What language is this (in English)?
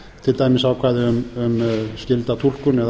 Icelandic